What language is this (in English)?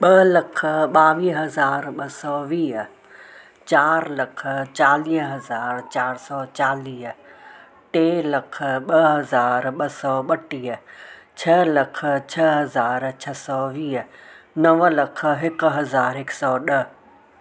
Sindhi